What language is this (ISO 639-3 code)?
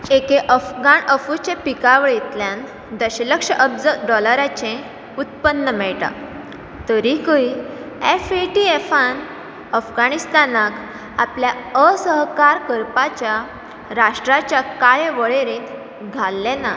kok